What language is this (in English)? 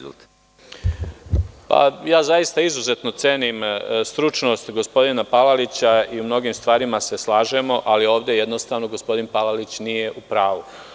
Serbian